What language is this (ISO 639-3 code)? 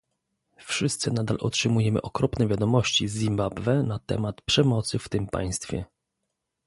pol